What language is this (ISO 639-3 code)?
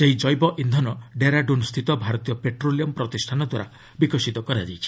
ori